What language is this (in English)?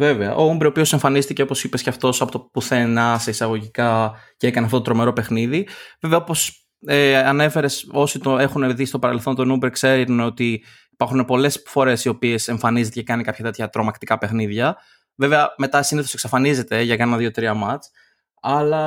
Greek